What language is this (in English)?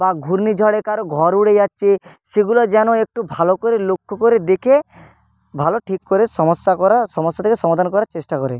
Bangla